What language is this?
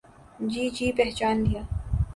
Urdu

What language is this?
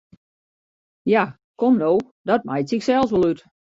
Western Frisian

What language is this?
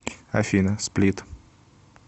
Russian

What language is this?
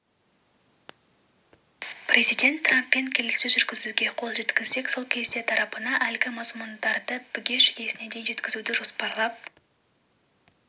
Kazakh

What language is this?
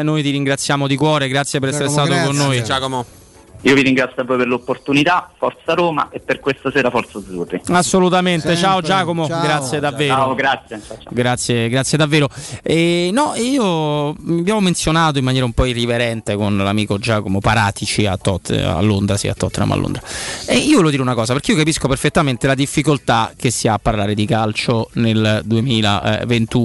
Italian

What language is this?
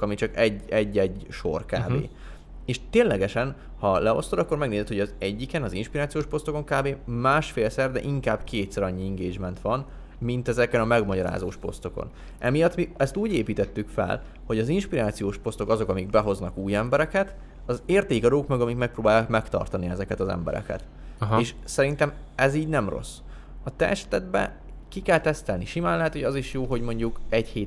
Hungarian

